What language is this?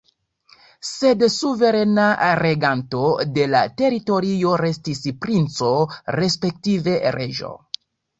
Esperanto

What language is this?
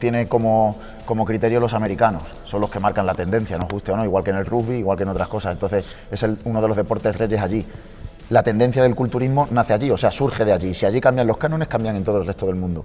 Spanish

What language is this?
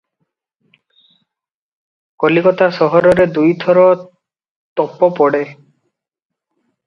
Odia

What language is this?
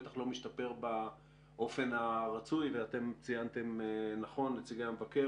Hebrew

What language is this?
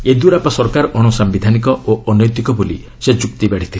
Odia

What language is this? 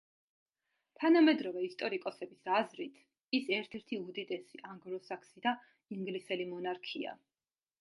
Georgian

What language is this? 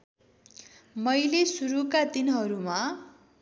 Nepali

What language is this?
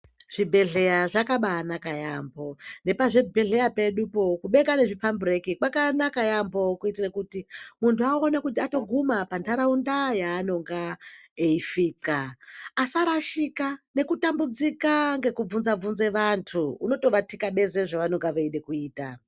Ndau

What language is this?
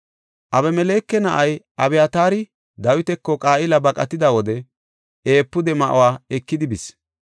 Gofa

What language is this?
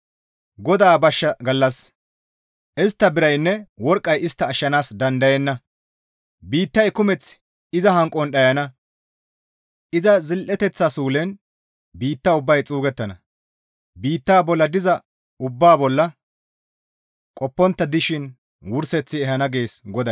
Gamo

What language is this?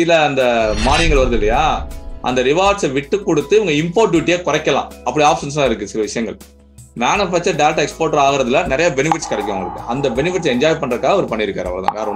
Tamil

